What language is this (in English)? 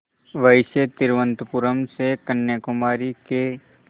Hindi